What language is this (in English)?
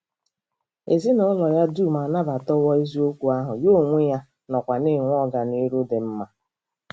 Igbo